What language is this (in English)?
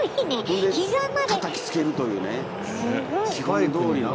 Japanese